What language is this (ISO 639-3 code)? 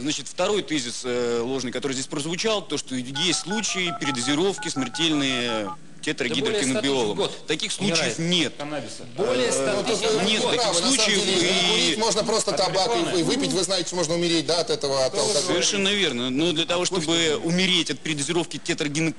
rus